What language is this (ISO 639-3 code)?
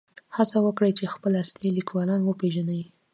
pus